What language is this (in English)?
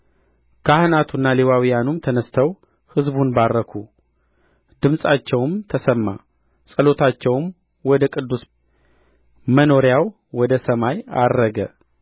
Amharic